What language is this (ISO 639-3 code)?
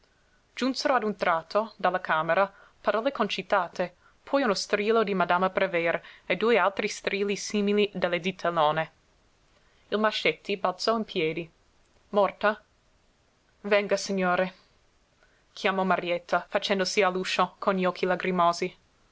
ita